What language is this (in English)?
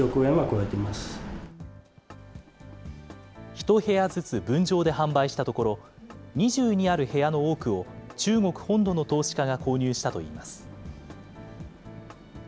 Japanese